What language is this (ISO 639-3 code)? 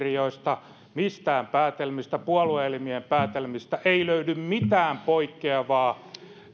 fin